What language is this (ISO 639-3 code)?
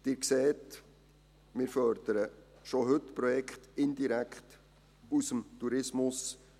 gsw